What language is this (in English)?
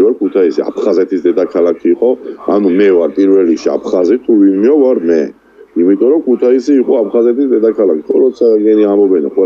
Romanian